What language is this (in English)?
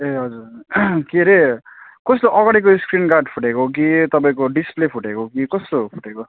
Nepali